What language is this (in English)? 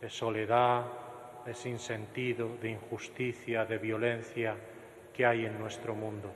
Spanish